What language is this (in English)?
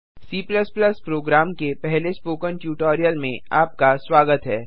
Hindi